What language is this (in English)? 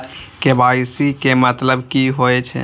Maithili